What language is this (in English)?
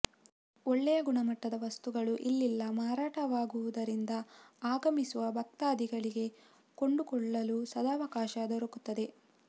Kannada